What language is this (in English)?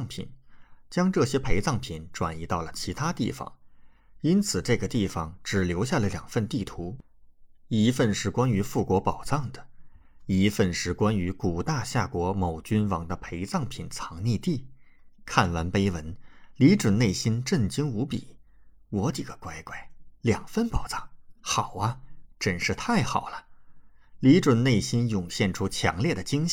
Chinese